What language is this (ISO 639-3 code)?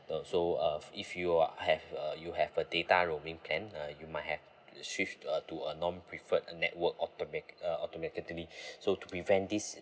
eng